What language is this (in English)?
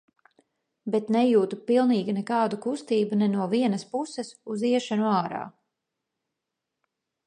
Latvian